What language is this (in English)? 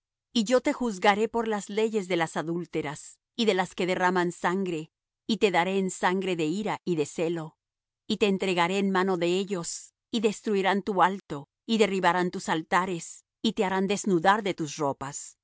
Spanish